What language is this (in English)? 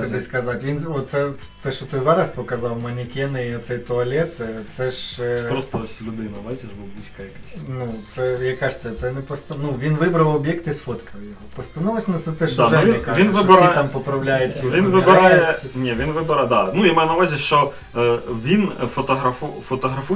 Ukrainian